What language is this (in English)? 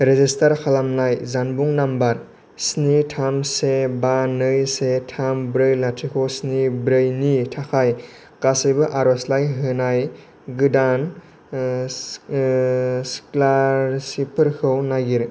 Bodo